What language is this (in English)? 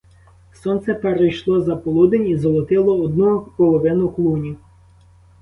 Ukrainian